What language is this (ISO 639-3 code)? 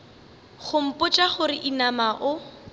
nso